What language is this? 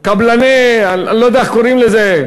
Hebrew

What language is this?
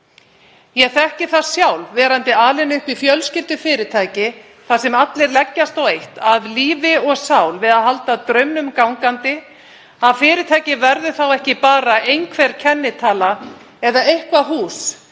Icelandic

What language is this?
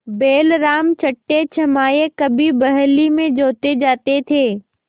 Hindi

